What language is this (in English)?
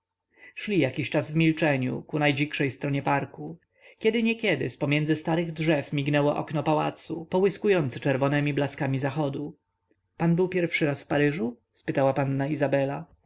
Polish